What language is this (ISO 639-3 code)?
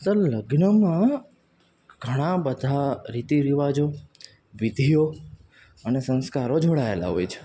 guj